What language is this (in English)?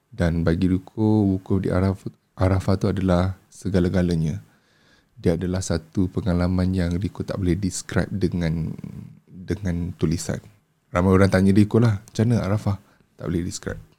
Malay